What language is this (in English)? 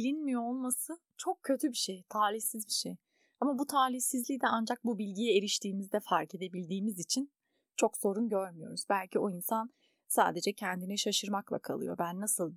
Turkish